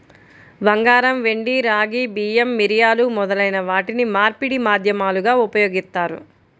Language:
Telugu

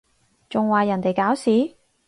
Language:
Cantonese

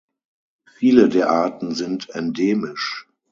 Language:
German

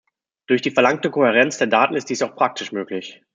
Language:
German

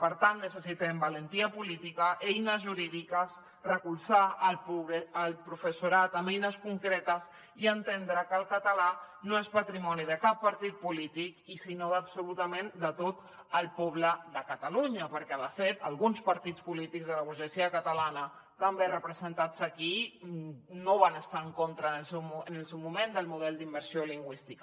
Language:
Catalan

